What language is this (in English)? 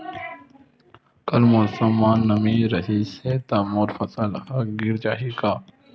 Chhattisgarhi